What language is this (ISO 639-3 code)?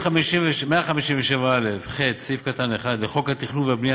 heb